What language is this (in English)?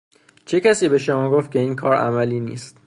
Persian